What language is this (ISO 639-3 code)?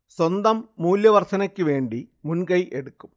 mal